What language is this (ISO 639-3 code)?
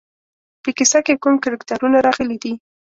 pus